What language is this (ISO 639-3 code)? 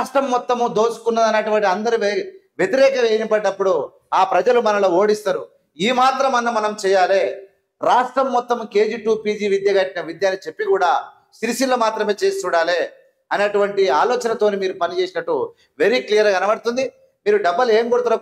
ind